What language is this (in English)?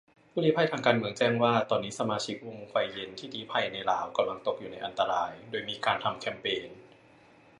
Thai